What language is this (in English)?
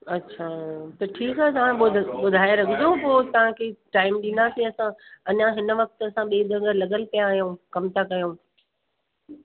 Sindhi